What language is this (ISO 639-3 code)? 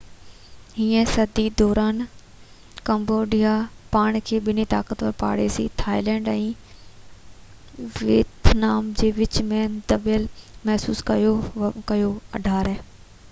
snd